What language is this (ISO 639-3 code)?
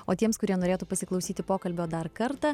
lit